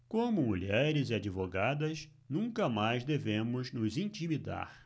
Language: Portuguese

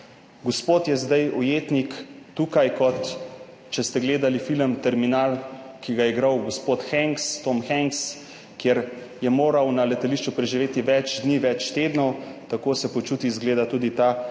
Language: Slovenian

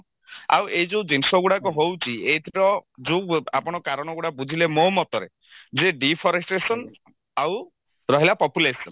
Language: Odia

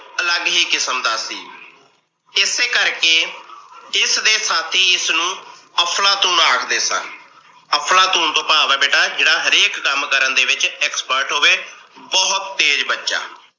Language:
Punjabi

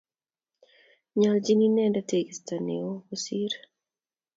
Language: Kalenjin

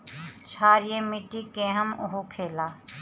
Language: Bhojpuri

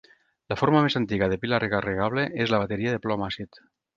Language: Catalan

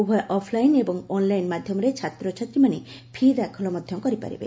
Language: Odia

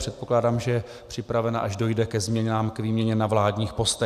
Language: Czech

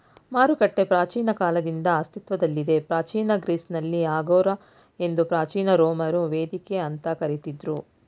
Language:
Kannada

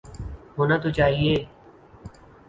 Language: Urdu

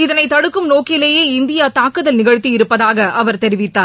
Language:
Tamil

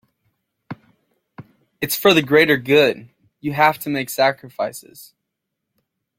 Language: English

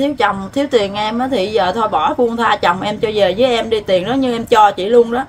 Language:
Vietnamese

